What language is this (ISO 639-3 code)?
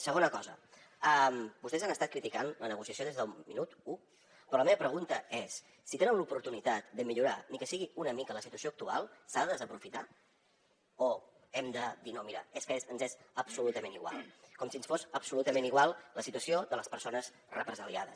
cat